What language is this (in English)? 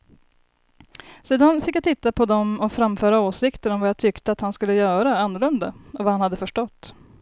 Swedish